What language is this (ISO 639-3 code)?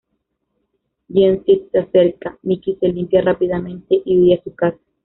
spa